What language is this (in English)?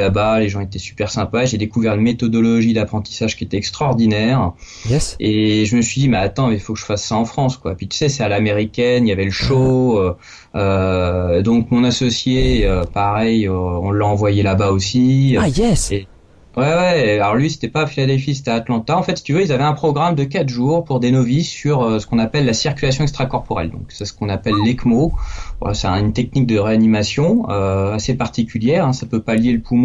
French